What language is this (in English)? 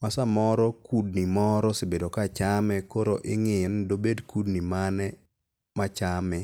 Luo (Kenya and Tanzania)